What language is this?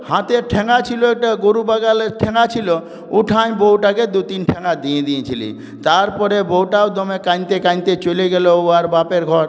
Bangla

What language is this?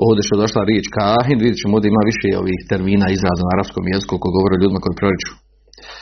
Croatian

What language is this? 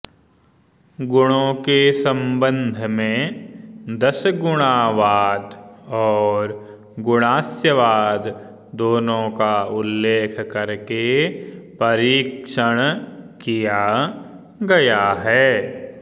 Sanskrit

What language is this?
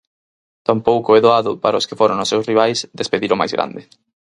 Galician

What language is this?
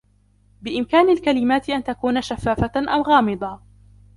Arabic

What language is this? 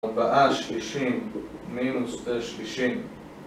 Hebrew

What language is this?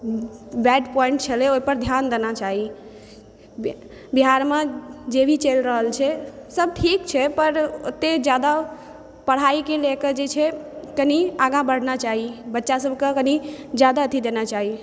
Maithili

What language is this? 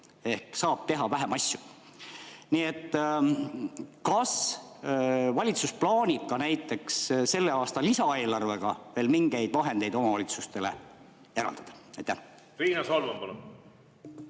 Estonian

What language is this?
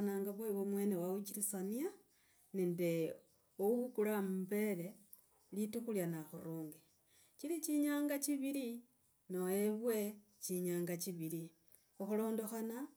Logooli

